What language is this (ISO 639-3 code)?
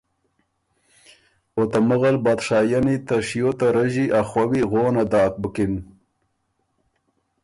oru